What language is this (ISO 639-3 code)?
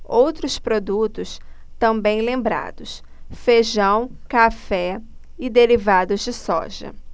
por